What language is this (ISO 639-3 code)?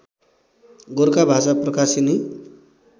nep